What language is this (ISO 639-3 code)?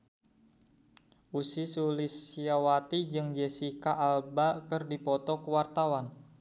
sun